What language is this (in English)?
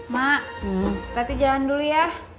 Indonesian